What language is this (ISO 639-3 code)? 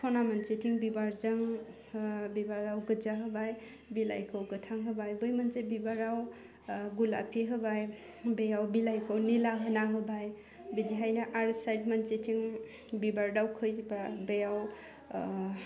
brx